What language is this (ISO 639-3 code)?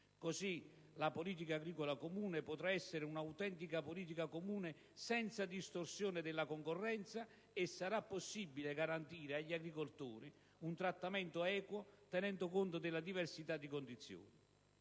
ita